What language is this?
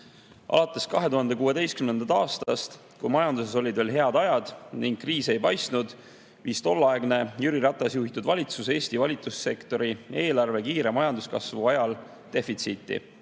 Estonian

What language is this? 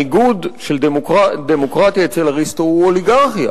Hebrew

